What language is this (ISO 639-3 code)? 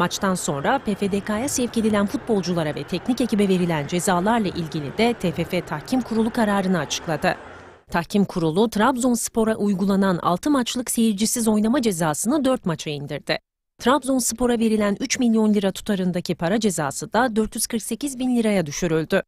tur